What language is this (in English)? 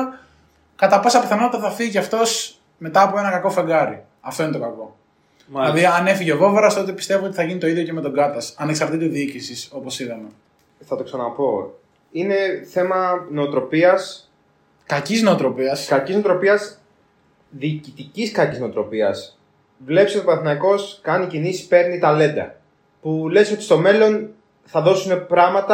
Greek